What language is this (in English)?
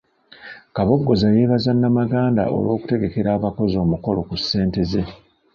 Ganda